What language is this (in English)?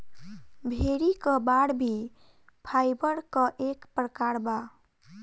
Bhojpuri